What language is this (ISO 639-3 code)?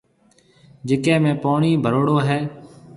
mve